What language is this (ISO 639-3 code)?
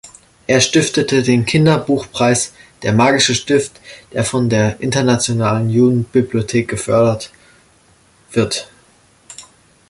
deu